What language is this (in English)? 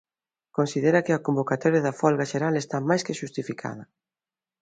Galician